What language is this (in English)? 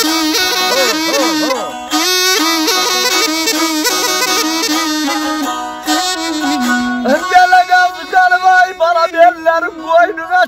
Arabic